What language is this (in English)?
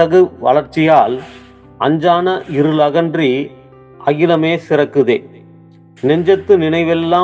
Tamil